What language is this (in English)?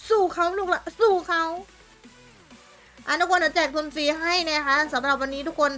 Thai